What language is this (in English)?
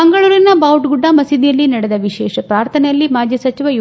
Kannada